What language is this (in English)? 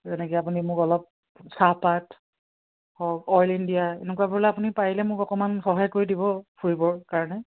Assamese